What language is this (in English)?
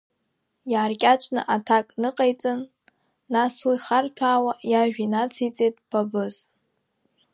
Abkhazian